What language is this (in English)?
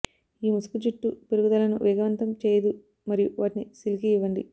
Telugu